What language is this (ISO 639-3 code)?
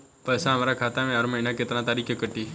bho